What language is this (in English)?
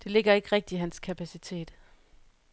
Danish